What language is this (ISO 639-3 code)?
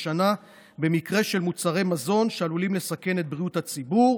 heb